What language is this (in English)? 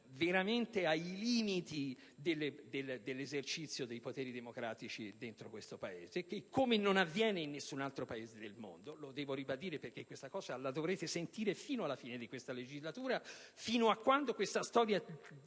Italian